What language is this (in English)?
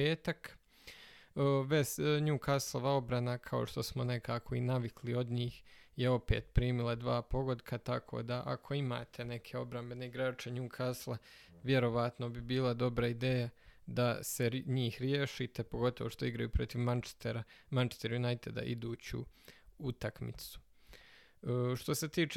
Croatian